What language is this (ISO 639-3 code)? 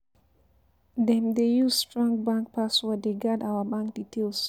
pcm